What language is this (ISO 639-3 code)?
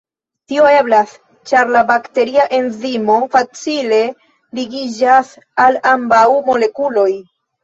epo